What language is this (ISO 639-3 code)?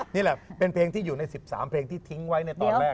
tha